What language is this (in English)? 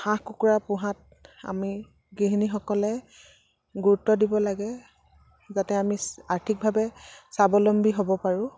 Assamese